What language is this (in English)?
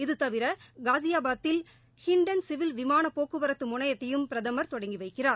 Tamil